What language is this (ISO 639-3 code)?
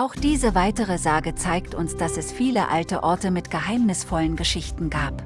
deu